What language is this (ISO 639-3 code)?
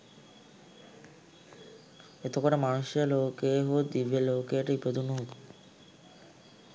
sin